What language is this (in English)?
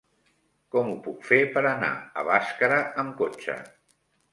Catalan